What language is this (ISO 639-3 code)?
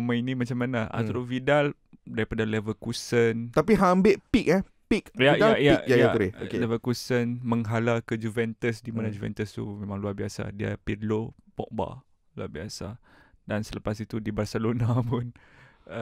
msa